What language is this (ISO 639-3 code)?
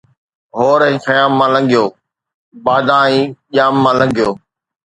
snd